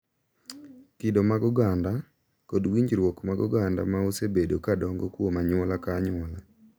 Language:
Luo (Kenya and Tanzania)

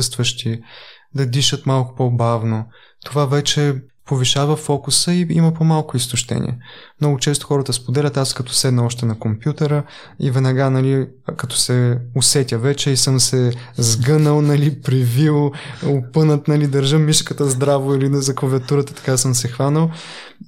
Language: Bulgarian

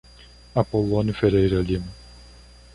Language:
Portuguese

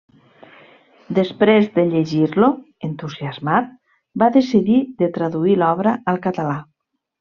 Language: Catalan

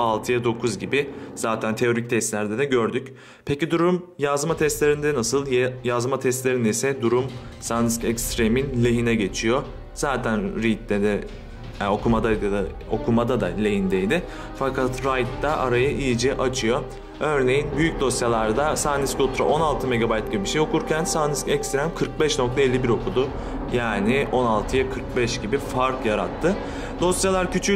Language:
Turkish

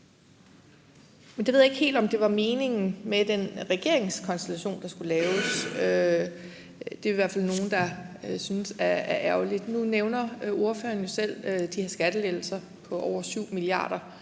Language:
Danish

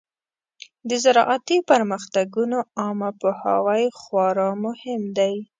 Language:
Pashto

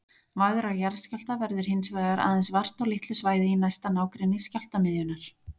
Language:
Icelandic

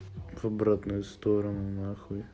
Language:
Russian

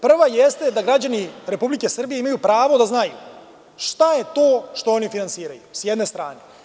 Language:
Serbian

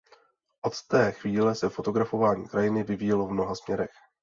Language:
Czech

